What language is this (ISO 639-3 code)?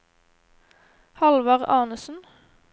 nor